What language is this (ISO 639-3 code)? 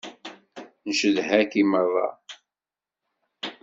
kab